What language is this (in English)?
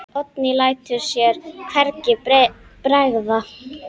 Icelandic